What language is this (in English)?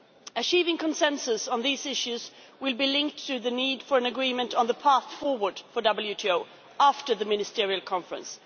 English